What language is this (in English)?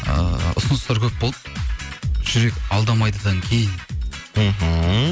Kazakh